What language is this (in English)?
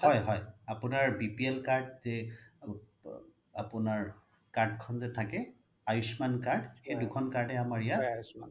Assamese